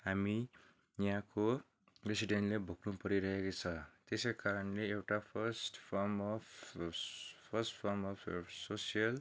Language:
Nepali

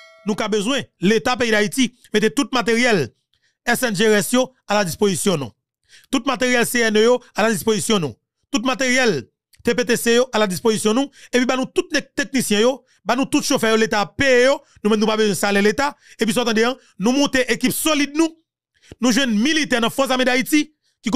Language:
French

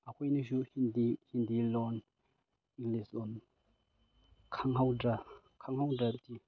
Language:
Manipuri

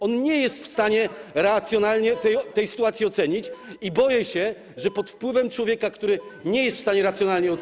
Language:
Polish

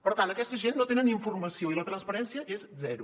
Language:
Catalan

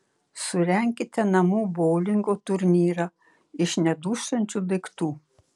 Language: Lithuanian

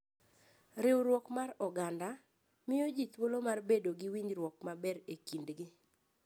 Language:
Luo (Kenya and Tanzania)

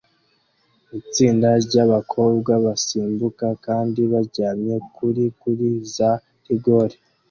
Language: Kinyarwanda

